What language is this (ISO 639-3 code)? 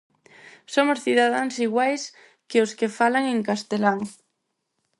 glg